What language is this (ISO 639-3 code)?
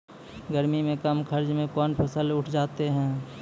mai